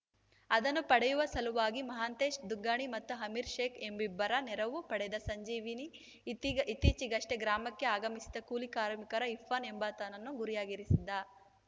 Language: Kannada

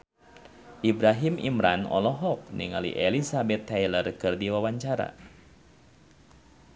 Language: Sundanese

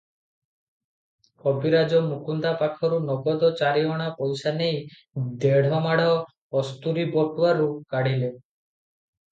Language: Odia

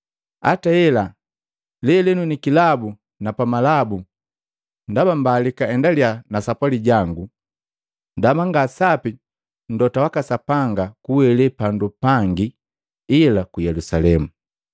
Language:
Matengo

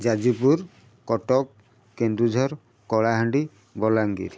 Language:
Odia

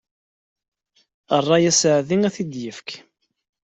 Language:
Kabyle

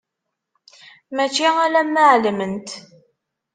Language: Kabyle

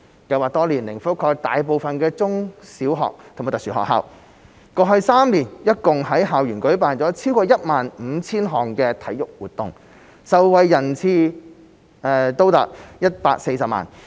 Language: Cantonese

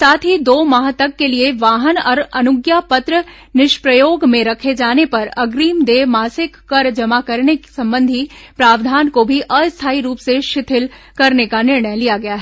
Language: Hindi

